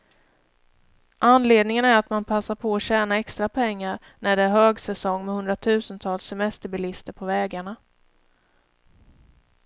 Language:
Swedish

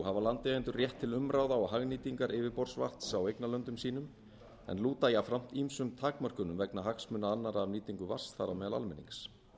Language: Icelandic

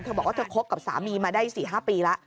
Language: Thai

